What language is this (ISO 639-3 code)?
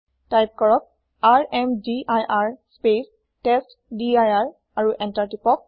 asm